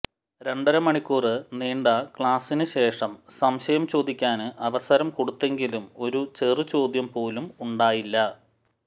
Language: Malayalam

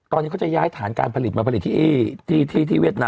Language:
Thai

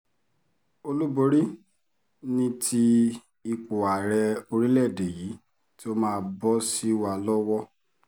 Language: Yoruba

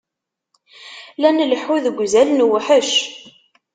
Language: Kabyle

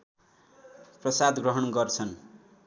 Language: Nepali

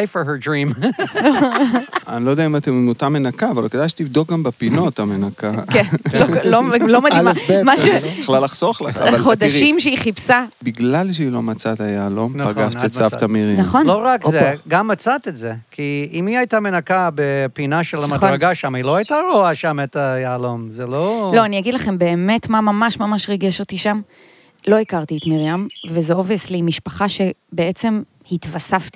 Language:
Hebrew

